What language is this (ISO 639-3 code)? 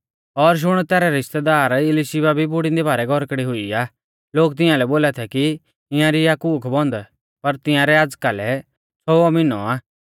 bfz